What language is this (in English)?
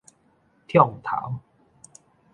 Min Nan Chinese